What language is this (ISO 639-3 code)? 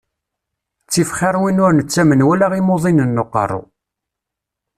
kab